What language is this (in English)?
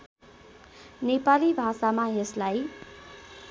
Nepali